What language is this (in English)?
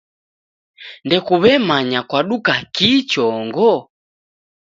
Taita